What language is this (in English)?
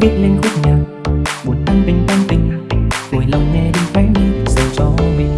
Vietnamese